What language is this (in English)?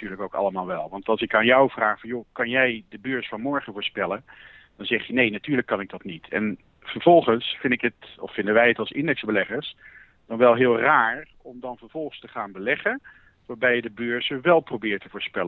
Dutch